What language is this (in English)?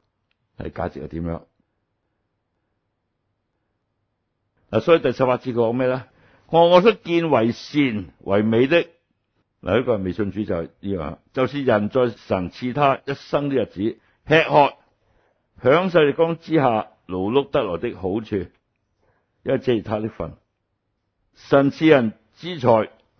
Chinese